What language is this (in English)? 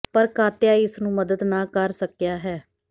Punjabi